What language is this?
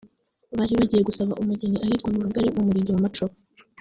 Kinyarwanda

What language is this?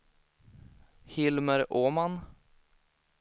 Swedish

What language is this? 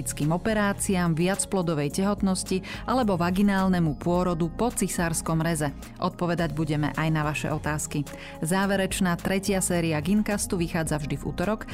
Slovak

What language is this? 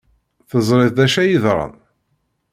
Kabyle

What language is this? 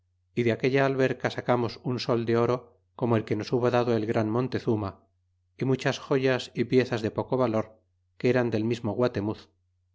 Spanish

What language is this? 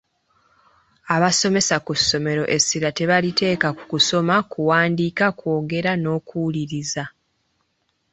Ganda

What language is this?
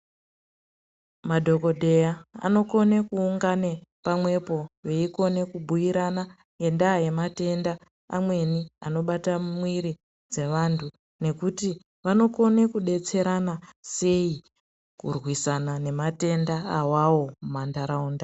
Ndau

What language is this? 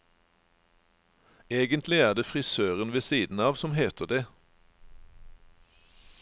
Norwegian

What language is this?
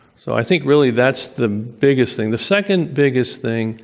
English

